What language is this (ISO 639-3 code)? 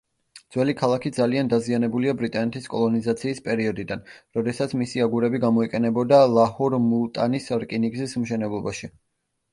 kat